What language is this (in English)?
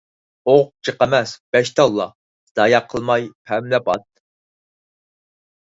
Uyghur